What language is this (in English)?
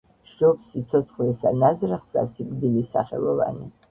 Georgian